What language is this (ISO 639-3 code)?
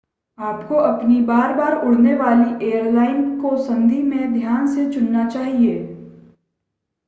hin